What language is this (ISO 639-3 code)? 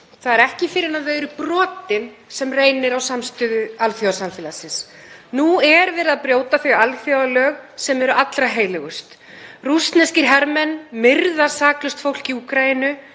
isl